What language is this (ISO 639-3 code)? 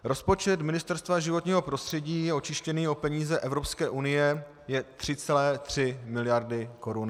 ces